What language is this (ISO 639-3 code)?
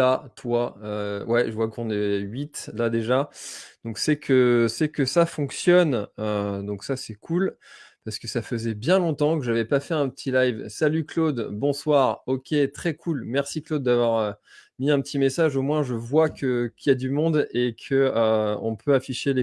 fra